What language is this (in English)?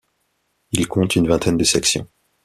French